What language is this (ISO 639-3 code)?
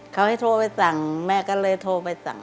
tha